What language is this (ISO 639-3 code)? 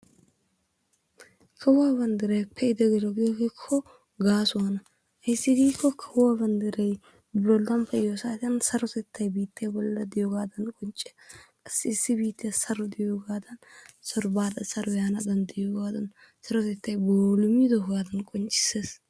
wal